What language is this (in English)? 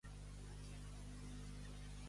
Catalan